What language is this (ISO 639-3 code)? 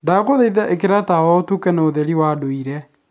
kik